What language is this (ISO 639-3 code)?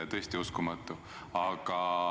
est